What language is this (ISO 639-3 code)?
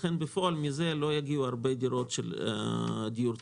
heb